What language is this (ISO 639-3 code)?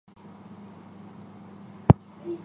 zho